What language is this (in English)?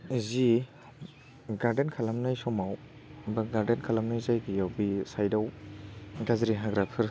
Bodo